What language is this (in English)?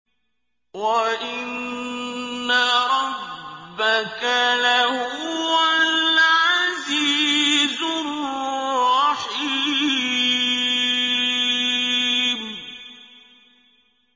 Arabic